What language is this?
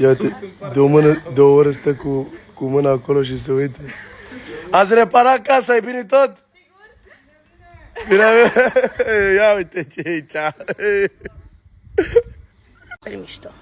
Romanian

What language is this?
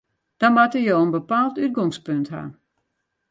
Western Frisian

